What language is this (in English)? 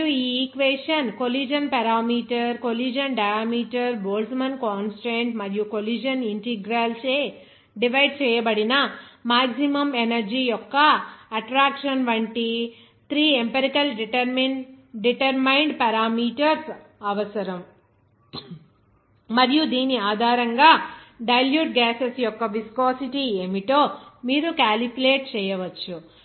Telugu